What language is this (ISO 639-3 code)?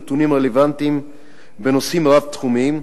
heb